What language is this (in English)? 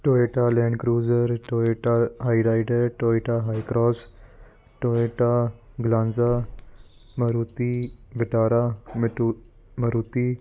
Punjabi